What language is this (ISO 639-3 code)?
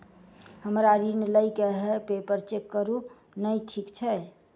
mai